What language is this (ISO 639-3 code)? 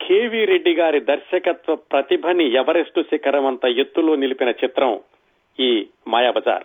tel